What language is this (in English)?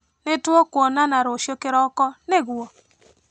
Kikuyu